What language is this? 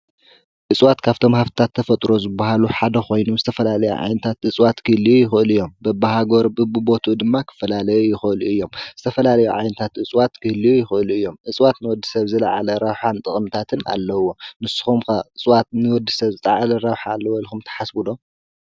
Tigrinya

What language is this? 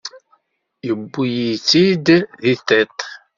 Kabyle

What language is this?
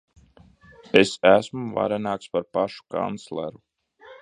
Latvian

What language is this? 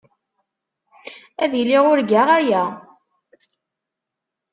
Kabyle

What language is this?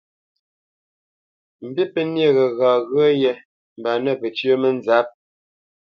Bamenyam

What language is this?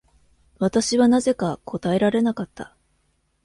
Japanese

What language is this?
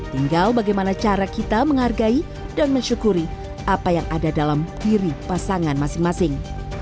Indonesian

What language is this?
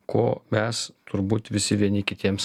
Lithuanian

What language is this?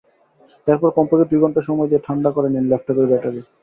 Bangla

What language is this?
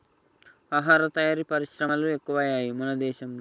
Telugu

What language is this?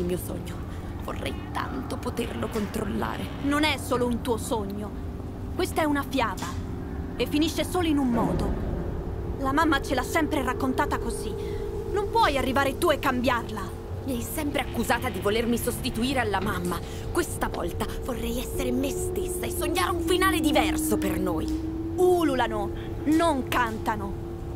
Italian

